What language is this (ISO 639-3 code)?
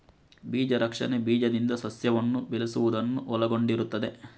kan